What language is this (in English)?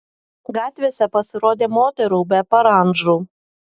Lithuanian